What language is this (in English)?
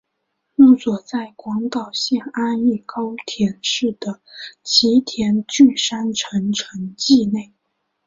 Chinese